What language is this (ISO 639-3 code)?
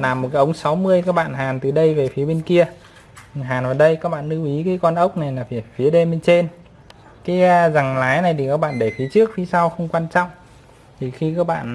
vie